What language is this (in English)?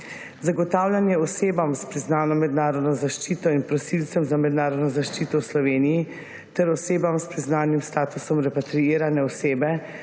Slovenian